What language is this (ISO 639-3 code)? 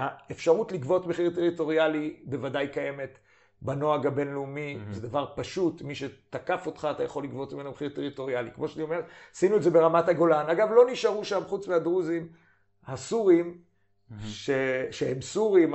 heb